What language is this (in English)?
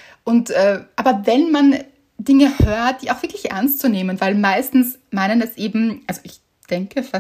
German